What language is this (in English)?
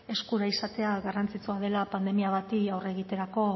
Basque